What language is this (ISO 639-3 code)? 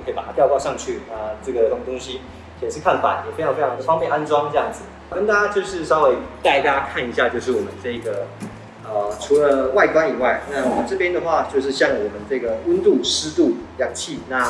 zho